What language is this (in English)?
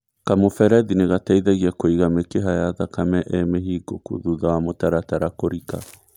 Kikuyu